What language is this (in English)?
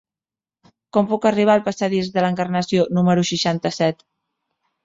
Catalan